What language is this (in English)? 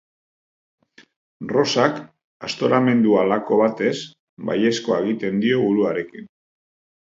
Basque